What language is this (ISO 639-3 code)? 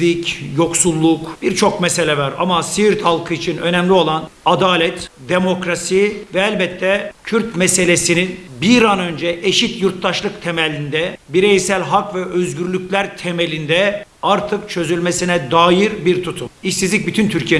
tur